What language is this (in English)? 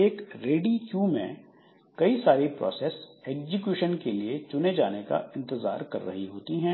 Hindi